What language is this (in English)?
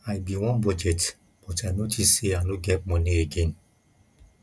Nigerian Pidgin